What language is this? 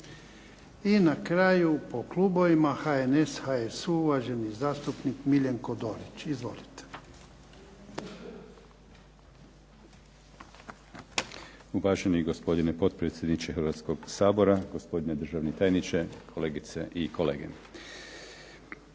Croatian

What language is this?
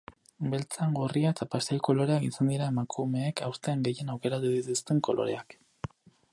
Basque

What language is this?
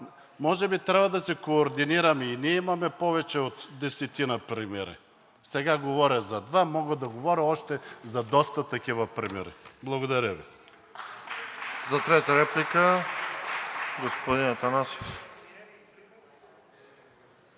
Bulgarian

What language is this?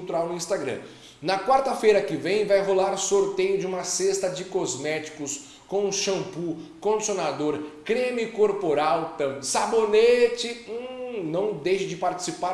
Portuguese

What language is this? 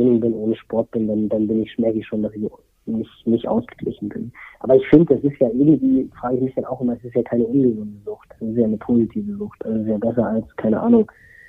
German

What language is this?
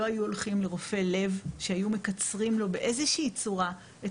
Hebrew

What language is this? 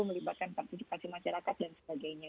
Indonesian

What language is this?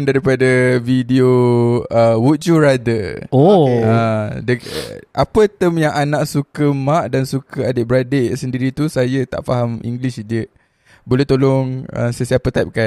Malay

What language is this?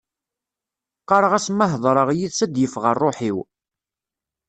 Kabyle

